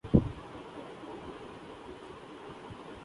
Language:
Urdu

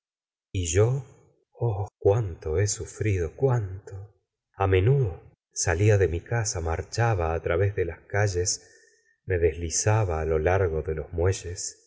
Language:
Spanish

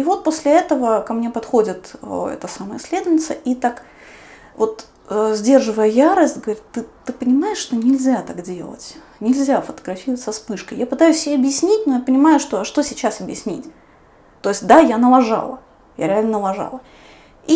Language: Russian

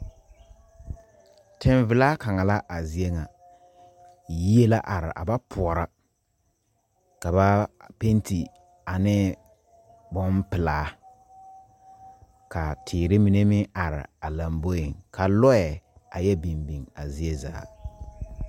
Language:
Southern Dagaare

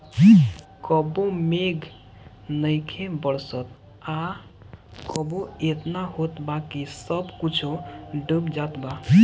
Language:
Bhojpuri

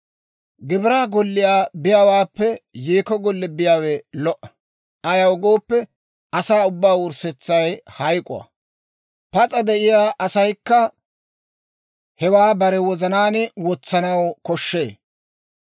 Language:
Dawro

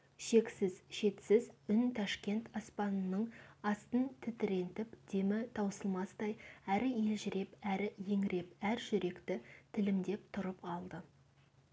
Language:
Kazakh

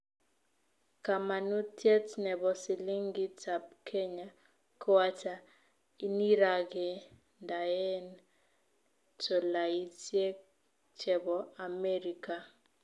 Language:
Kalenjin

